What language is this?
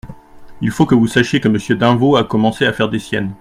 French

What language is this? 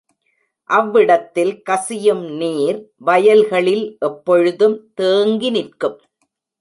Tamil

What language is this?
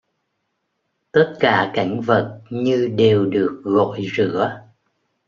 Vietnamese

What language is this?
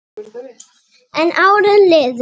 Icelandic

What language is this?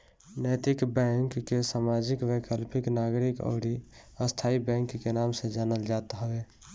Bhojpuri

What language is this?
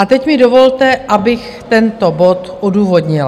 Czech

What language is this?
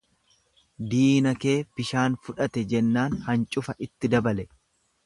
Oromo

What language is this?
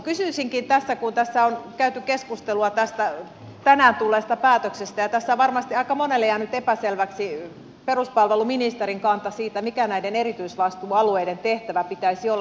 Finnish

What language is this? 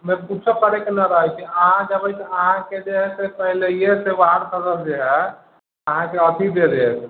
Maithili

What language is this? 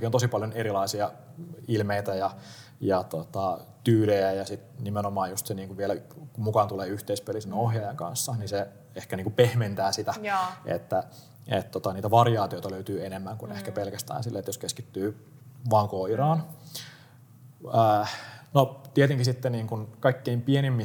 Finnish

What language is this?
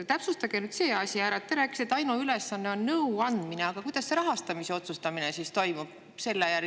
Estonian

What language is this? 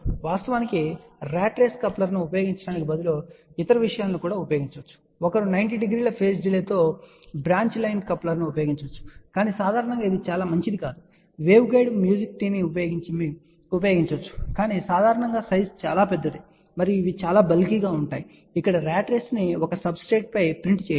Telugu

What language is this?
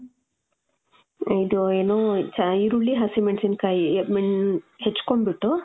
Kannada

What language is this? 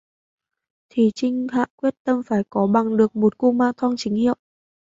Vietnamese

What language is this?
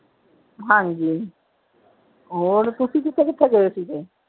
Punjabi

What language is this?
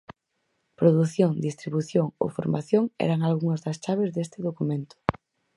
Galician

